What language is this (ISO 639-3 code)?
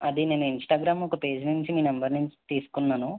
tel